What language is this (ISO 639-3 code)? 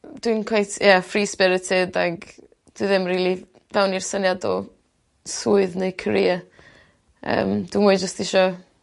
cym